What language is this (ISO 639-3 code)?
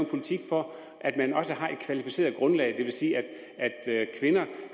dan